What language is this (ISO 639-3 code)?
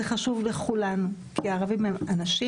heb